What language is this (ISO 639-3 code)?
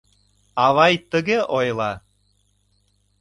chm